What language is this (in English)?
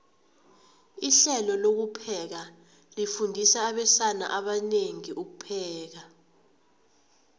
South Ndebele